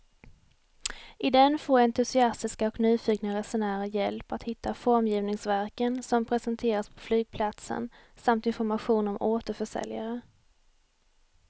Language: Swedish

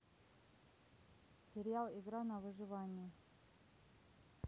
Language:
Russian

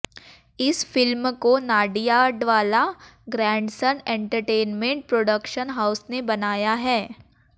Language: Hindi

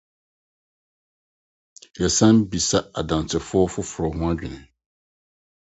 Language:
Akan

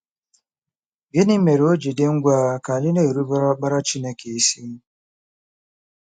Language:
Igbo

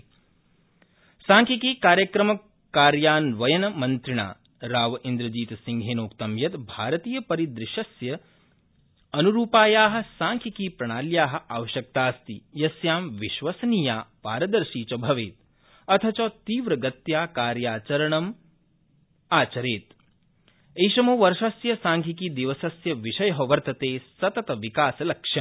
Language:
Sanskrit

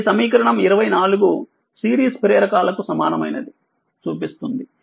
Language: Telugu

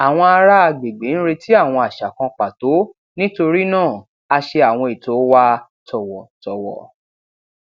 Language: Yoruba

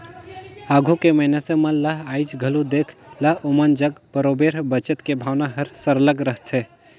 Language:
Chhattisgarhi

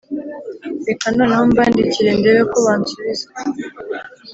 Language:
Kinyarwanda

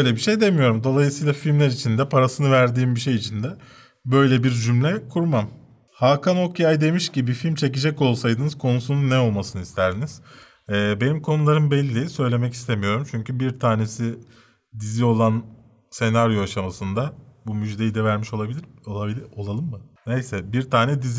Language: Turkish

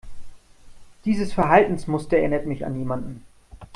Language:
German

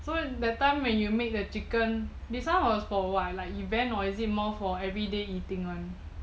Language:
English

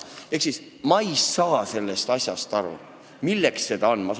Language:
Estonian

